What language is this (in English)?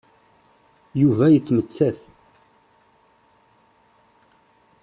Kabyle